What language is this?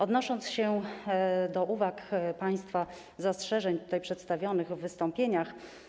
Polish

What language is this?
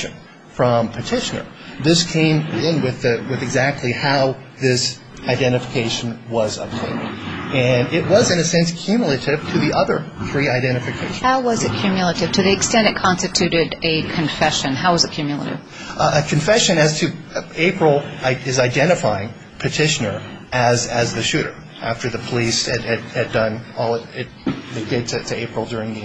English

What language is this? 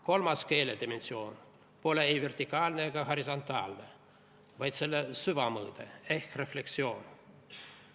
Estonian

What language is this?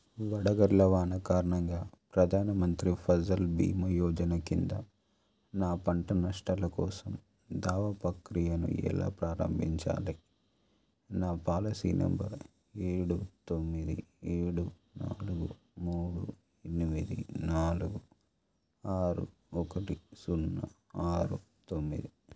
Telugu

